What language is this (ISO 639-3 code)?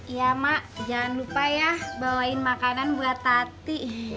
ind